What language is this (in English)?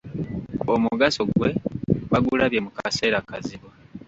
Ganda